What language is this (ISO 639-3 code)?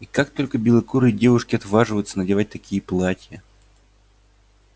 rus